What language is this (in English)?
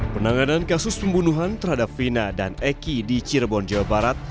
Indonesian